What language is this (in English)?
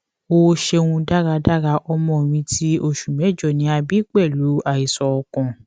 Yoruba